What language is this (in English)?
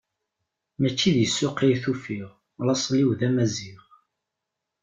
Kabyle